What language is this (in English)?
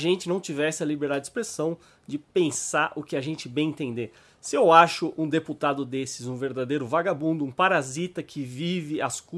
Portuguese